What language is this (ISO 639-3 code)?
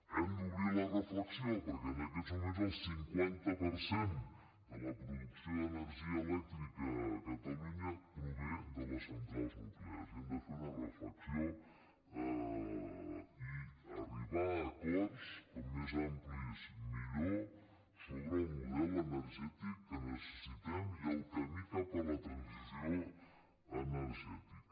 cat